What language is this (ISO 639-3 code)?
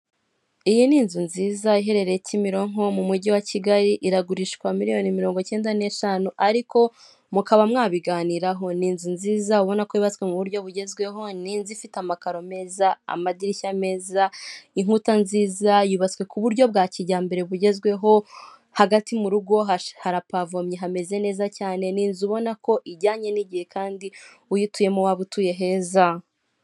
kin